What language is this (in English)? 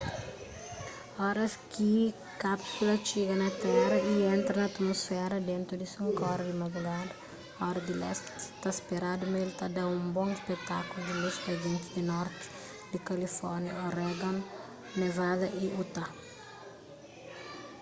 Kabuverdianu